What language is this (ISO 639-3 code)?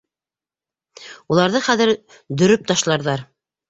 bak